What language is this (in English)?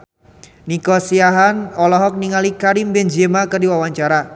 Sundanese